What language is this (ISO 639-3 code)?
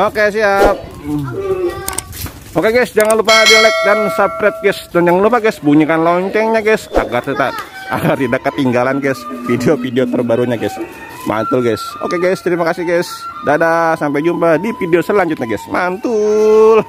ind